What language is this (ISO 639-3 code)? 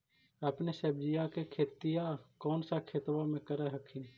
mag